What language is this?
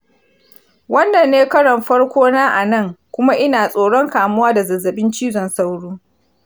Hausa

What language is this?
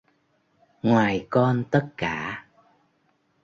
Vietnamese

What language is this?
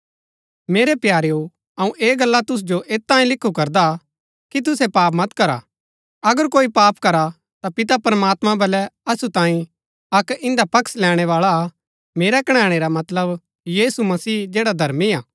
Gaddi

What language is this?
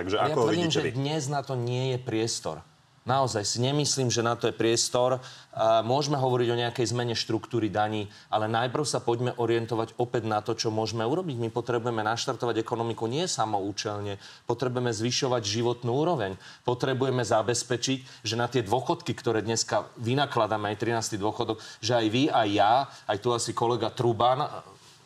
Slovak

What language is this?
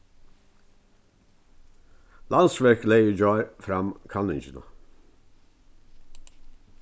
Faroese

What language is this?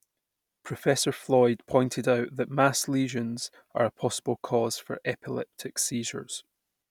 English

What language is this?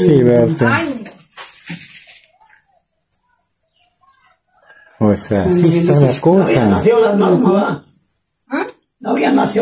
Spanish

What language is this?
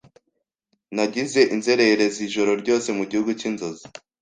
Kinyarwanda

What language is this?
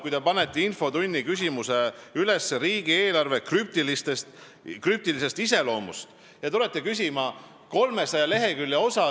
Estonian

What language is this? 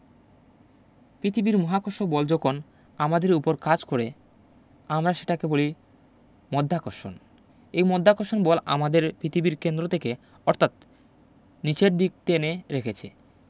Bangla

